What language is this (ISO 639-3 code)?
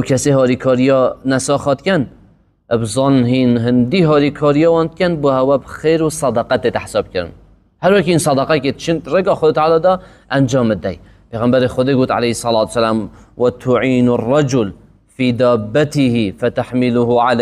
ara